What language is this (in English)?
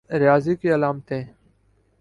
Urdu